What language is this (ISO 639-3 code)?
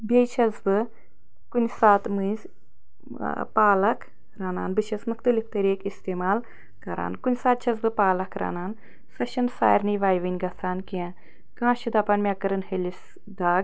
kas